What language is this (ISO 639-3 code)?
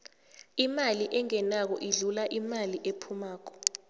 nbl